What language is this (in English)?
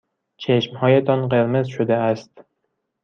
Persian